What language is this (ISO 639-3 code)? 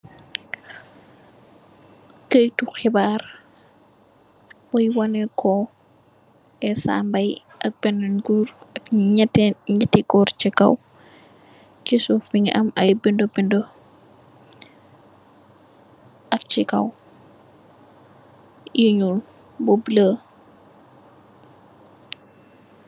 wol